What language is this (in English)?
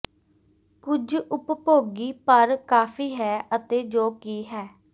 Punjabi